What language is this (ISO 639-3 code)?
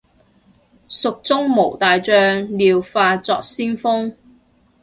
yue